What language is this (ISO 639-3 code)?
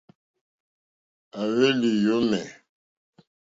bri